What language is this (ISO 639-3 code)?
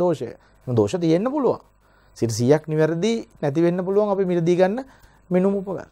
hin